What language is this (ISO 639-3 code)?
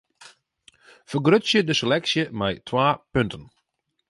fry